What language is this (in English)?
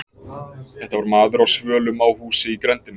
Icelandic